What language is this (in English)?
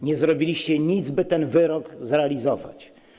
Polish